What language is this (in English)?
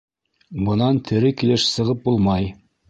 Bashkir